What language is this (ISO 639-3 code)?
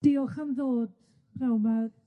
cym